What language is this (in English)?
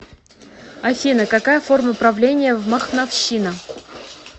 Russian